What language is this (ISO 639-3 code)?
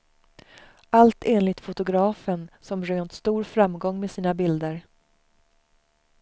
swe